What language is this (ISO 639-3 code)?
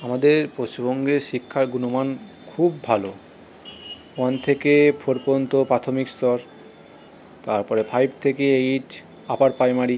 ben